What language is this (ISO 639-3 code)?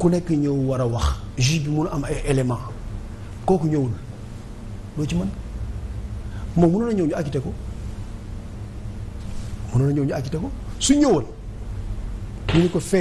fra